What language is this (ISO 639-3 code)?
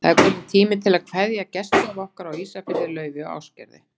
isl